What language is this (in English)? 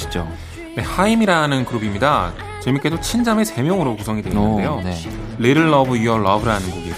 Korean